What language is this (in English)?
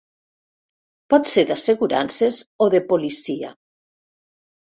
Catalan